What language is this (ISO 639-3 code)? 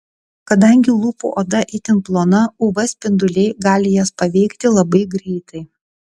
lit